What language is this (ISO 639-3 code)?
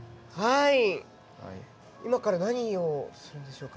jpn